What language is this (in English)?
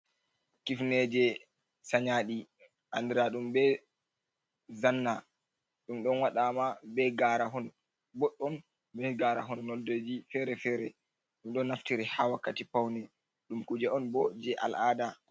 Fula